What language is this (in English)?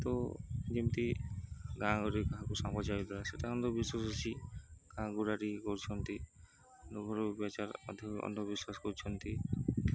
Odia